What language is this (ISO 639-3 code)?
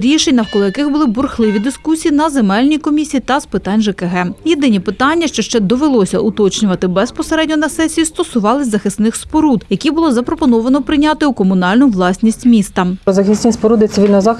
ukr